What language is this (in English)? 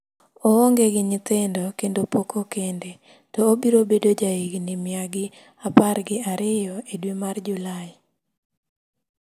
Luo (Kenya and Tanzania)